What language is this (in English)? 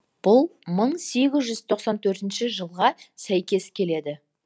Kazakh